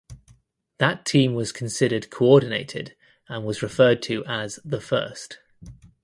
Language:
English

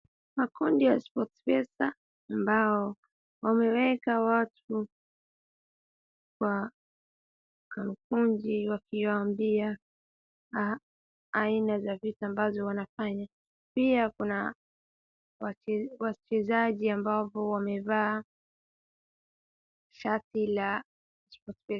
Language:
Swahili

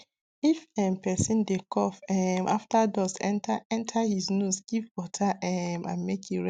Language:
Nigerian Pidgin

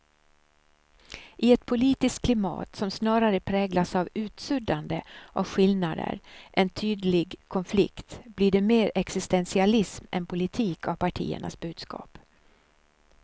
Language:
Swedish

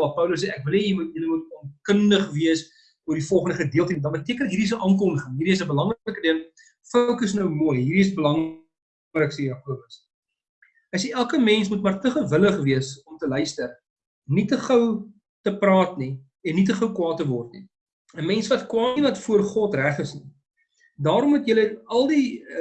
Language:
Dutch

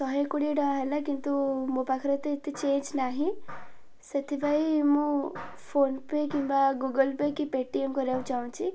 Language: Odia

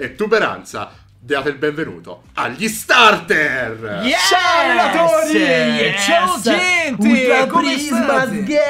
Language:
Italian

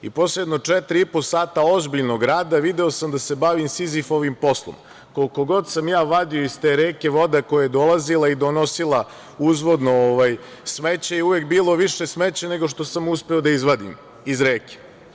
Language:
Serbian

